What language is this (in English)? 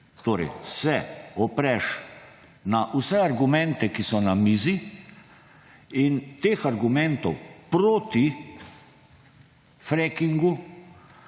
Slovenian